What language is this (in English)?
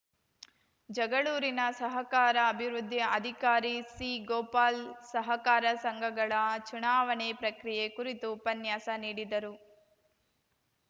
Kannada